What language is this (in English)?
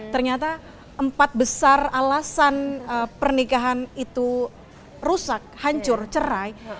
Indonesian